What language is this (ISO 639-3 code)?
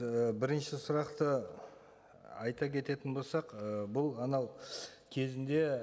kaz